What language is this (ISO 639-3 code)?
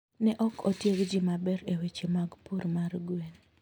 luo